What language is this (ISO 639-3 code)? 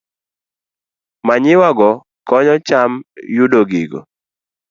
luo